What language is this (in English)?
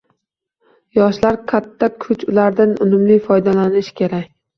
Uzbek